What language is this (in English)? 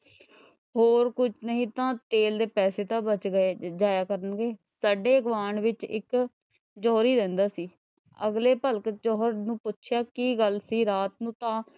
Punjabi